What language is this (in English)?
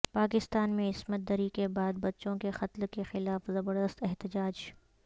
Urdu